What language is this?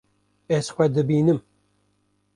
Kurdish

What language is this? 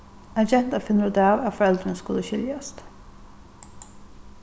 Faroese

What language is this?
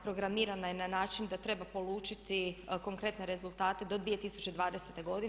Croatian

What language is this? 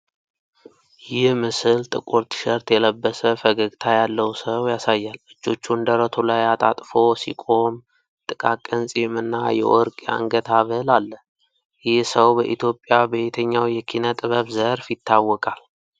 Amharic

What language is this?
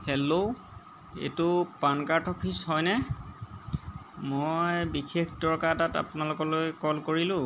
Assamese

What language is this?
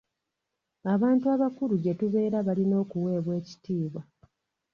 Ganda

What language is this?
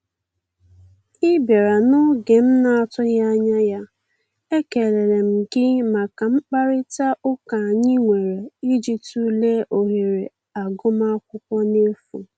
Igbo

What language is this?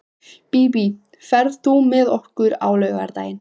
Icelandic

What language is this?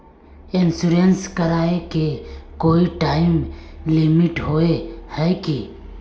Magahi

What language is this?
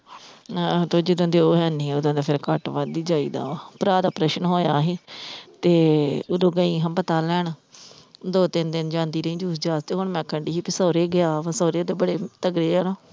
Punjabi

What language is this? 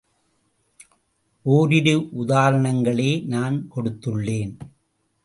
Tamil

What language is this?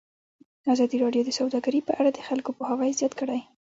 Pashto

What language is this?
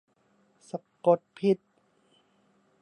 Thai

